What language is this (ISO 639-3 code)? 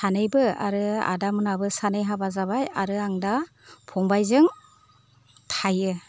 brx